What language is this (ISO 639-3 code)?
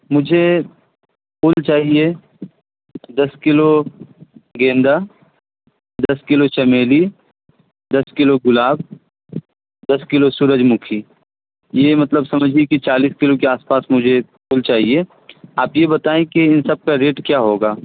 urd